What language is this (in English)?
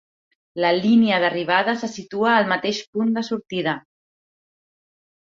Catalan